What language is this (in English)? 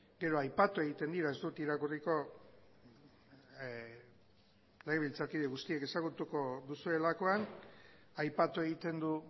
Basque